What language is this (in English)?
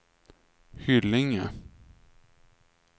Swedish